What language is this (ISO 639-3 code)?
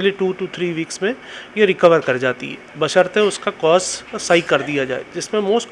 hin